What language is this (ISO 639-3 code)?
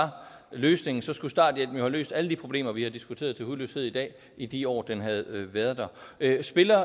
dan